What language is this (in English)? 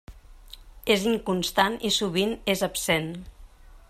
Catalan